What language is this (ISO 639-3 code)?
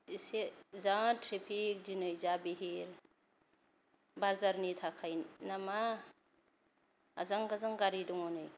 brx